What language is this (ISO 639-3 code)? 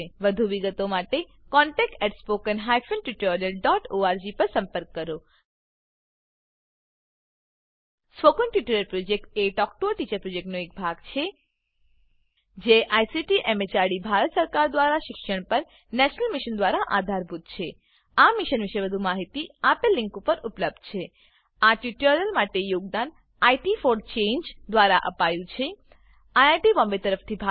guj